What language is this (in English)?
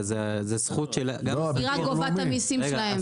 Hebrew